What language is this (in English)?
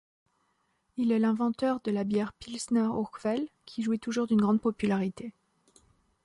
French